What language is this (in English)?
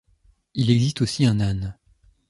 French